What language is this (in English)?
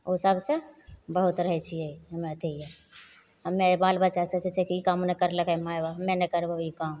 Maithili